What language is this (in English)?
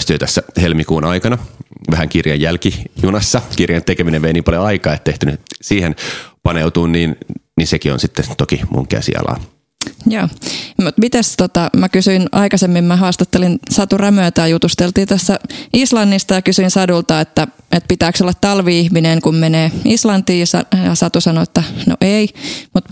Finnish